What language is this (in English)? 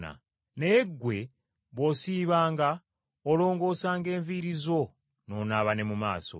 Ganda